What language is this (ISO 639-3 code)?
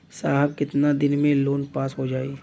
bho